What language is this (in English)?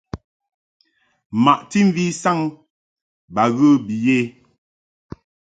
Mungaka